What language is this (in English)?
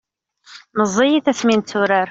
Kabyle